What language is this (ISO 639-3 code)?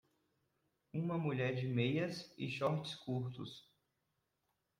por